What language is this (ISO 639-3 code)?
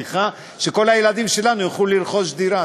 heb